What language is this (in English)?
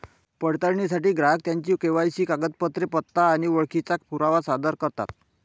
Marathi